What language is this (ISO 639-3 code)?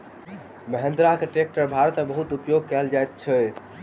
mai